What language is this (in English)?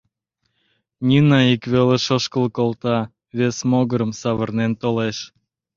Mari